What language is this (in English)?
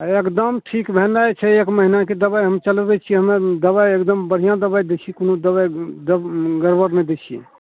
Maithili